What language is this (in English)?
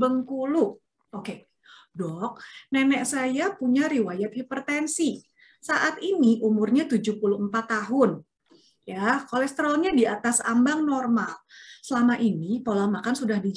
Indonesian